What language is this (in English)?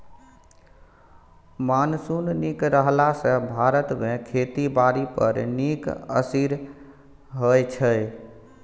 Maithili